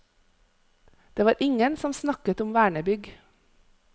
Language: Norwegian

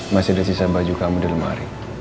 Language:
Indonesian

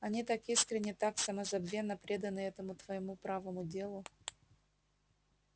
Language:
Russian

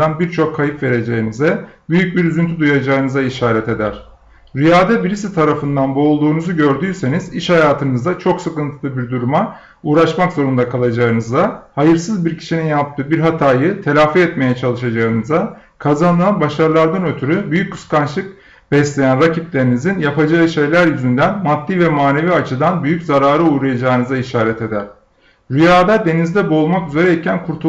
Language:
Turkish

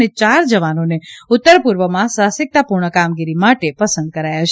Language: Gujarati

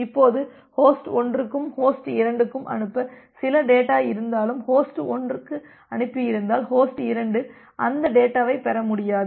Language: Tamil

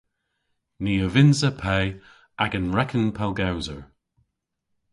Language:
Cornish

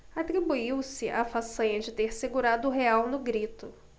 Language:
Portuguese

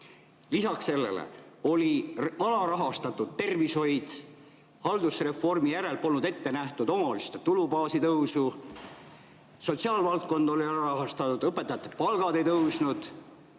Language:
Estonian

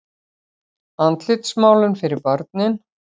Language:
Icelandic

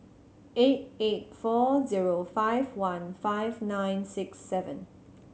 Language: English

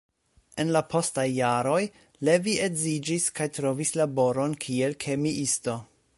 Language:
Esperanto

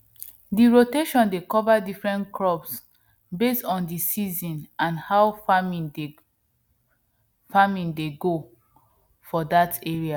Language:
Nigerian Pidgin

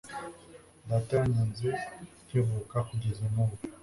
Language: Kinyarwanda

